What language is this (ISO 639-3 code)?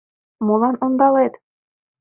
chm